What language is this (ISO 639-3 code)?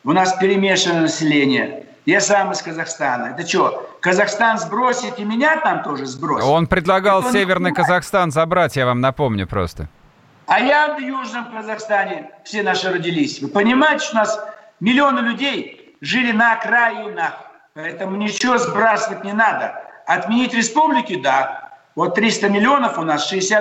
rus